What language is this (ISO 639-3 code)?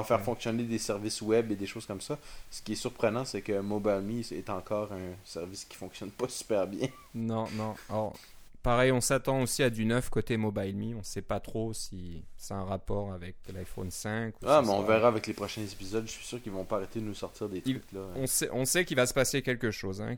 fra